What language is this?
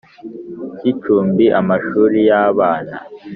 Kinyarwanda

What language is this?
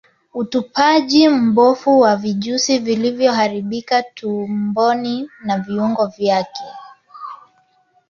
Swahili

